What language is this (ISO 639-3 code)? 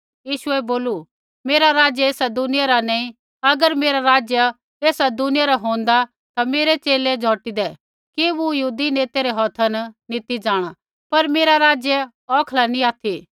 kfx